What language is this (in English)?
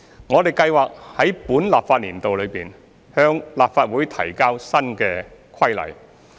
Cantonese